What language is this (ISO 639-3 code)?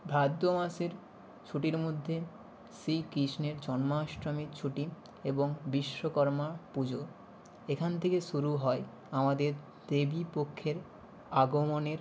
ben